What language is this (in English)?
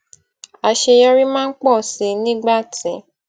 Yoruba